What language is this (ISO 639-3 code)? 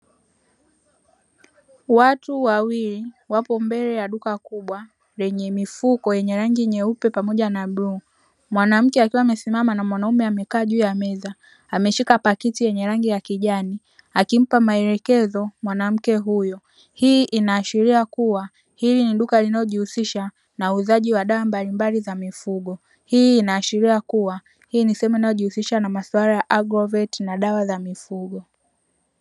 swa